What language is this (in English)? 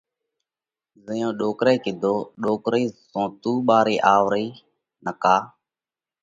Parkari Koli